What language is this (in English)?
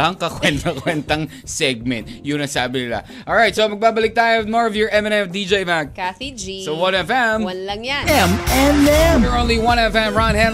Filipino